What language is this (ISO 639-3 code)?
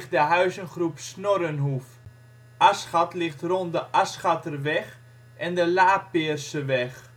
nld